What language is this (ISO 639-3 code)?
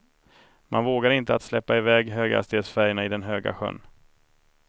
swe